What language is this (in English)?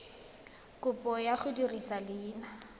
Tswana